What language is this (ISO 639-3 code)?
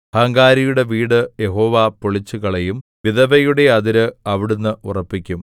mal